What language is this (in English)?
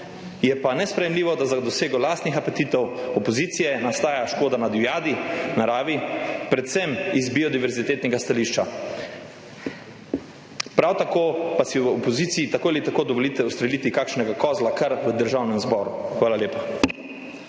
Slovenian